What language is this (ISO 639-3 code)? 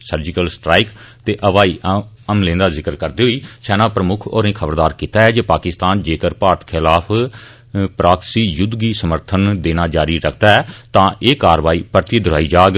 doi